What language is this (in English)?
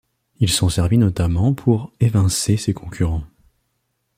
French